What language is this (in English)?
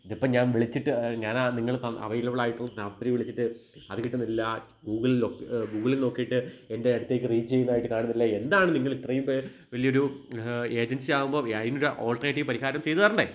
Malayalam